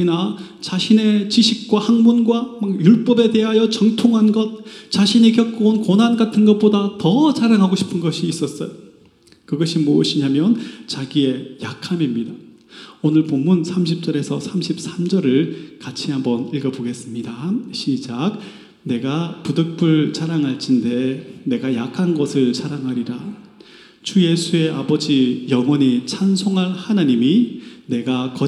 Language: Korean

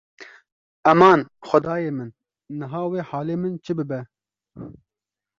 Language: Kurdish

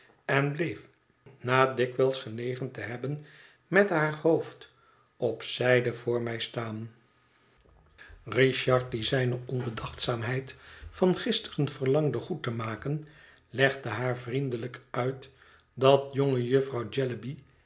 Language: Dutch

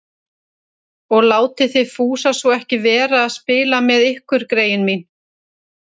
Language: Icelandic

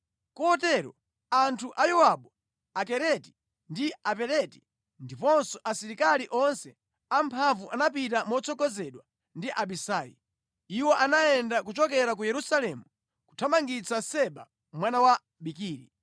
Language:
Nyanja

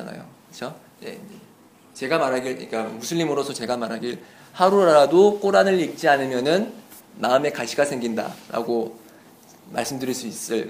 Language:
Korean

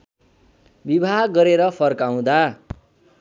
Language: Nepali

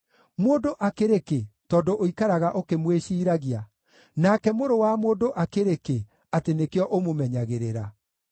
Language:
Kikuyu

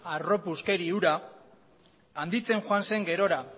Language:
Basque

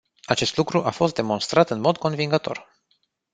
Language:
Romanian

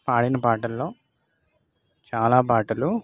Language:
Telugu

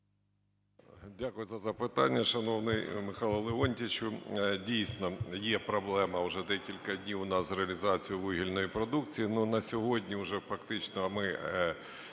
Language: Ukrainian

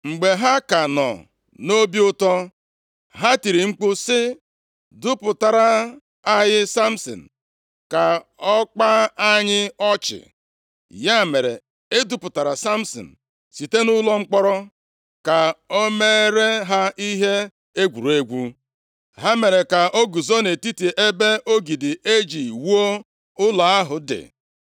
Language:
Igbo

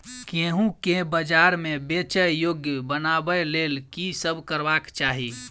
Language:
Maithili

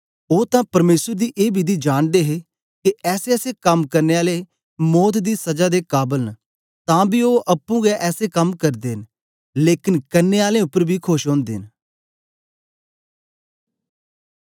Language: Dogri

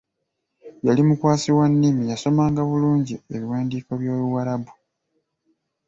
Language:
Ganda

